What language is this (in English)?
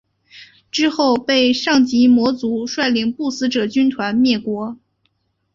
Chinese